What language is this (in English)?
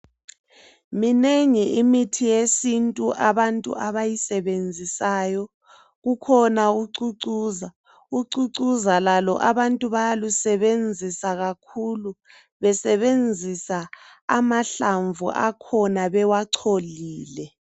North Ndebele